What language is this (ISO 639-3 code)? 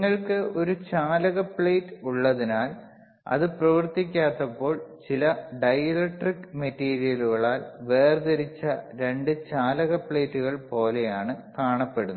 mal